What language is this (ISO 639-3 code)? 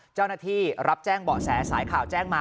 tha